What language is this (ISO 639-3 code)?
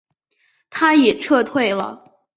zho